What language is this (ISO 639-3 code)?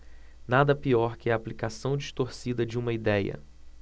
por